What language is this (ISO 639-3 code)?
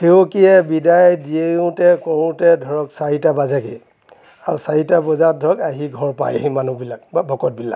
asm